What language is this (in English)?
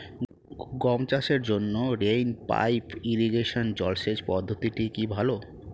Bangla